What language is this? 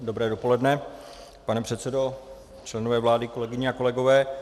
Czech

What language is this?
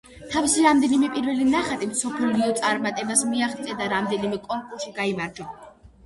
Georgian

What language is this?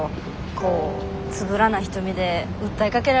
Japanese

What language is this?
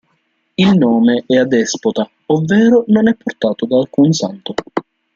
Italian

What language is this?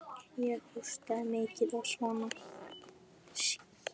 Icelandic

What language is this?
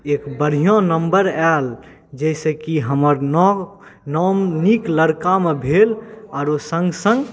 Maithili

